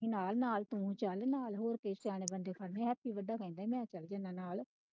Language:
Punjabi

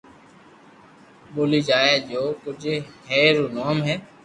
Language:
Loarki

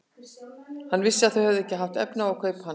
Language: Icelandic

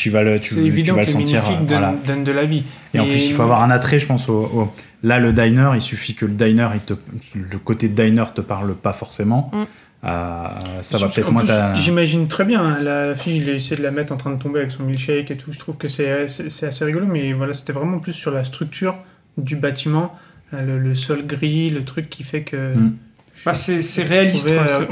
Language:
French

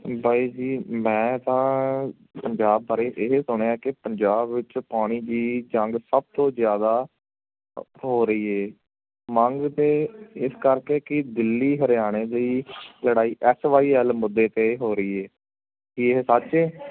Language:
Punjabi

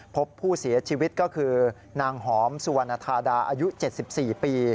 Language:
Thai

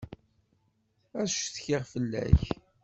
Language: Kabyle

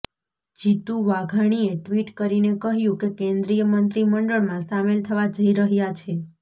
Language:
Gujarati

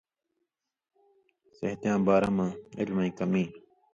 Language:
Indus Kohistani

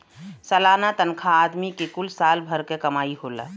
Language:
Bhojpuri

